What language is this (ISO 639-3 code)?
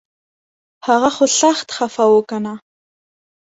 pus